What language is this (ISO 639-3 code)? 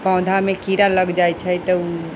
mai